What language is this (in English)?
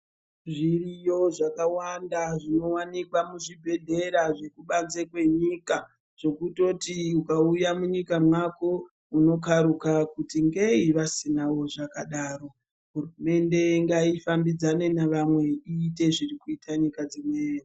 Ndau